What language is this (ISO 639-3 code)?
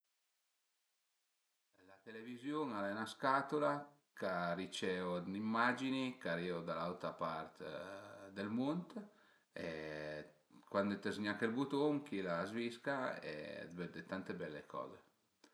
pms